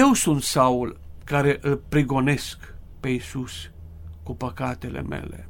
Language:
Romanian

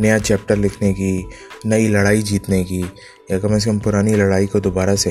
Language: Urdu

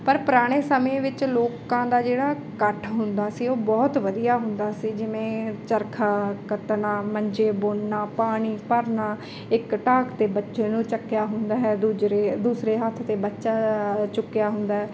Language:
Punjabi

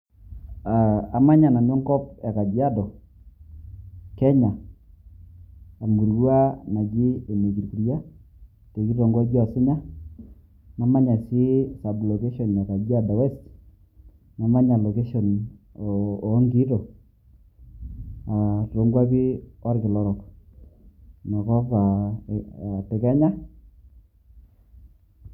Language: Masai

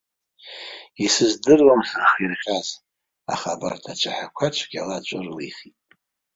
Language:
Abkhazian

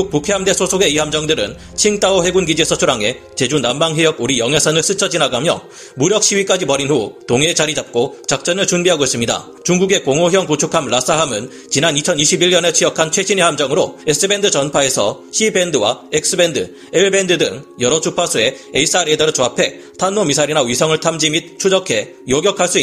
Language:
Korean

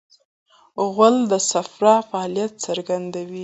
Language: Pashto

